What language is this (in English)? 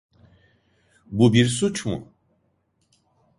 Turkish